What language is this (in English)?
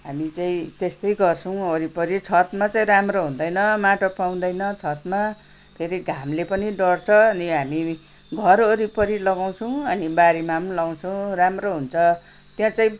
Nepali